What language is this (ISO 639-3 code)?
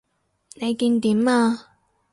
yue